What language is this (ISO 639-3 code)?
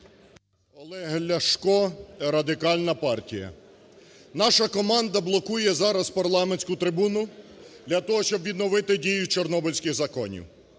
ukr